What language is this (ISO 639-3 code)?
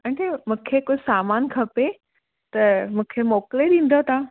snd